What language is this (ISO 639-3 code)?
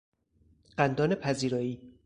fas